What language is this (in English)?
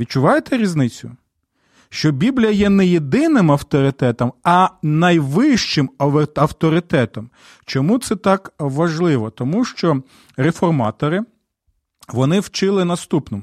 Ukrainian